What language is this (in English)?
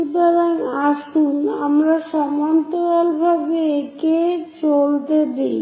Bangla